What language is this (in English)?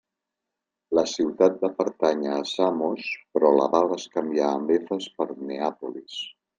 Catalan